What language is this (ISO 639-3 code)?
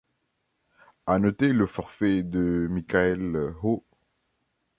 fra